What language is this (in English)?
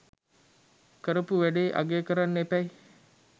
Sinhala